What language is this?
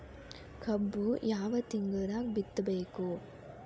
Kannada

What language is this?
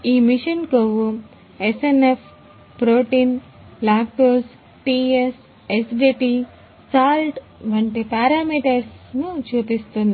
Telugu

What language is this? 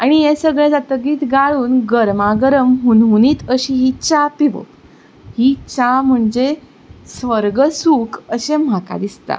Konkani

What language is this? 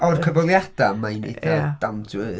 Welsh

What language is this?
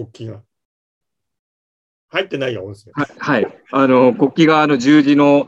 Japanese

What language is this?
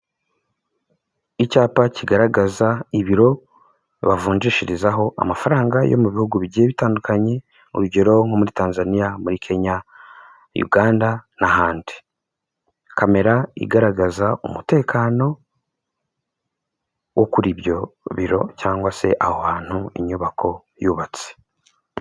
Kinyarwanda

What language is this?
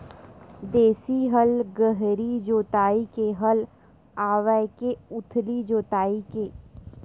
Chhattisgarhi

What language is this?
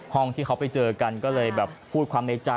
Thai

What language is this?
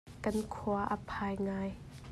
Hakha Chin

